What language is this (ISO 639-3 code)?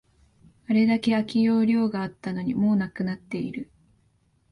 jpn